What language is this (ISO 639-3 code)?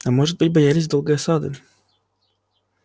rus